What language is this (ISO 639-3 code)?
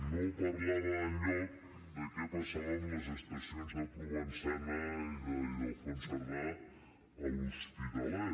cat